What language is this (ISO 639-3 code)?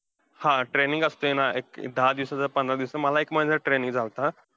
mar